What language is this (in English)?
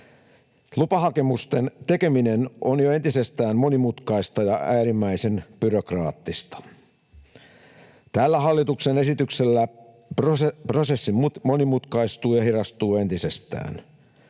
Finnish